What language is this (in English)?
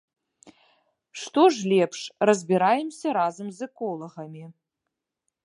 Belarusian